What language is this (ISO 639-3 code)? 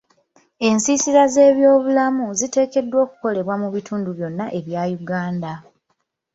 lug